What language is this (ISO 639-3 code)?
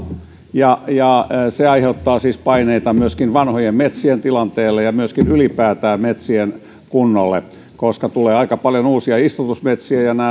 fin